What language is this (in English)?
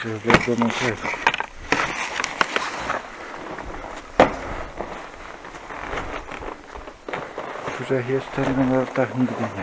Polish